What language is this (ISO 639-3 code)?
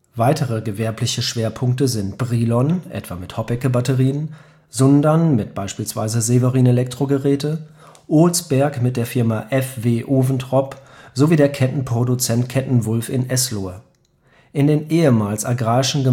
deu